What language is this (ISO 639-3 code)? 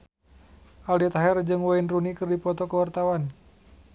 sun